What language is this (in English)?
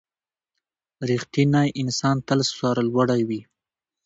Pashto